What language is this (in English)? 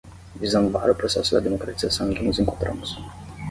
Portuguese